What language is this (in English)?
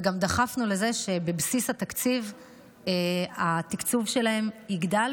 Hebrew